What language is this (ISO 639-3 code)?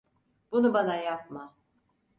tur